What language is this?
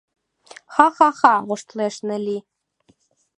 Mari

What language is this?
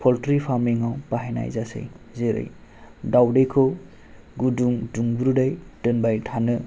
Bodo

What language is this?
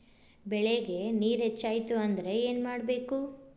Kannada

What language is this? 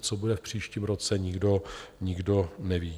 Czech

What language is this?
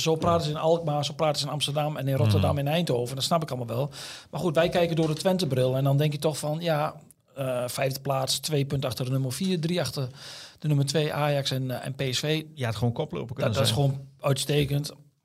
Dutch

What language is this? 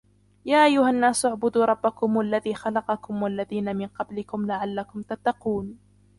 Arabic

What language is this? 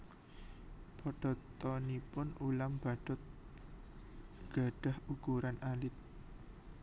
Javanese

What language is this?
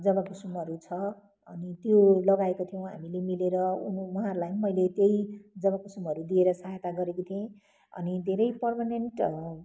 Nepali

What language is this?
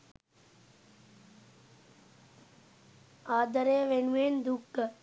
Sinhala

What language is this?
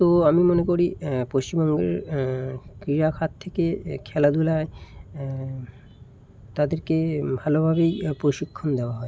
Bangla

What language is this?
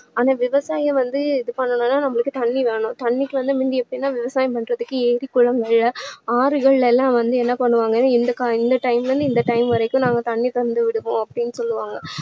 Tamil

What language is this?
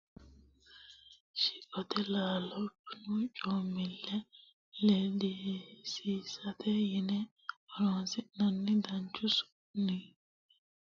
Sidamo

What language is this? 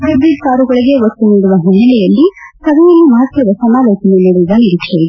Kannada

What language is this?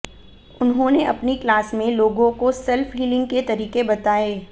Hindi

